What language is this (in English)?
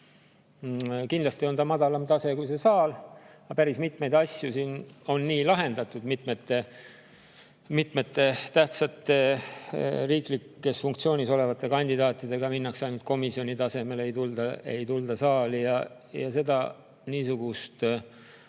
Estonian